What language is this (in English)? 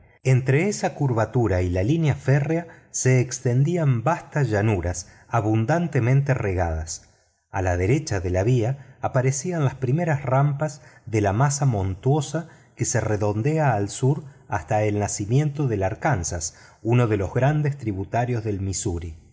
Spanish